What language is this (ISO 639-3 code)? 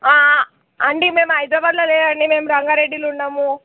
tel